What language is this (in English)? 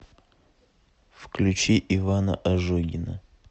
Russian